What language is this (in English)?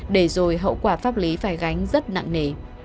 Vietnamese